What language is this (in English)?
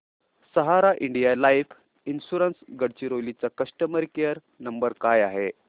Marathi